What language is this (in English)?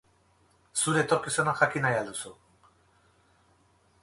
Basque